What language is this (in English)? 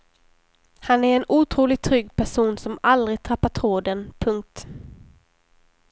Swedish